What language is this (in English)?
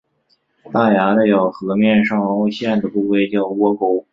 Chinese